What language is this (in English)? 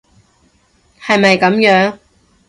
Cantonese